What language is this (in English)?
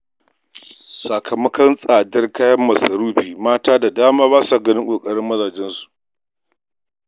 Hausa